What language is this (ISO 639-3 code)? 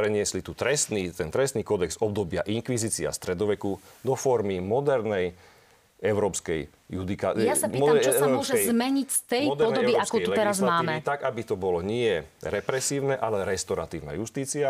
slk